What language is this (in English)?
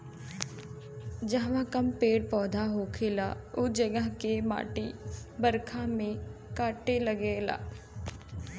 Bhojpuri